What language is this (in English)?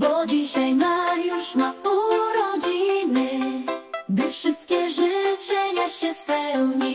Polish